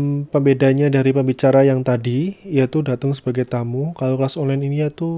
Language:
Indonesian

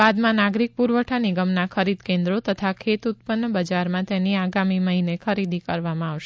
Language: Gujarati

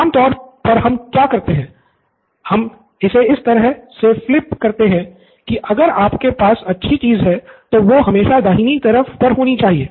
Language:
Hindi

